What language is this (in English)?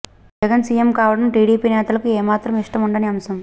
Telugu